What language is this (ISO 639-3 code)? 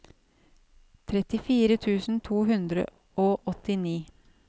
nor